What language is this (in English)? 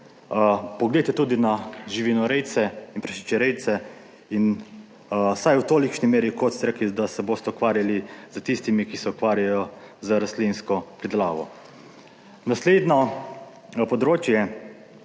Slovenian